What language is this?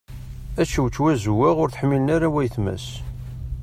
Kabyle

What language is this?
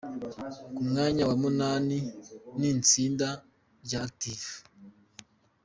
Kinyarwanda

